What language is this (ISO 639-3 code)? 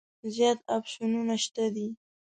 pus